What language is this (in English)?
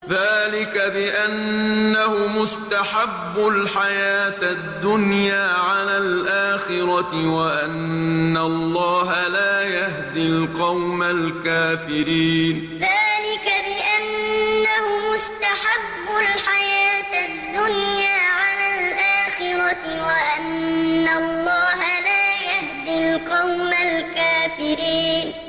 Arabic